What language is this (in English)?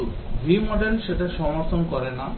Bangla